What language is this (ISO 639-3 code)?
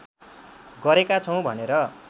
nep